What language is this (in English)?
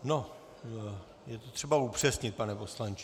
Czech